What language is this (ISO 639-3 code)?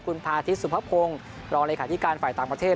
tha